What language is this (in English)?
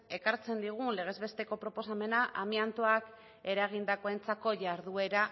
Basque